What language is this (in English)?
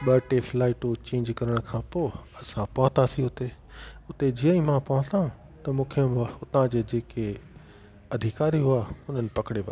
Sindhi